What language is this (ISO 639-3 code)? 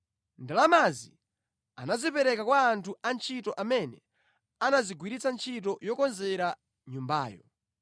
nya